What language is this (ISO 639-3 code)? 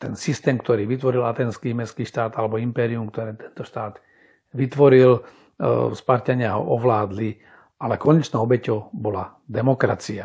slk